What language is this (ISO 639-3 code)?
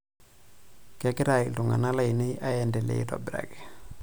mas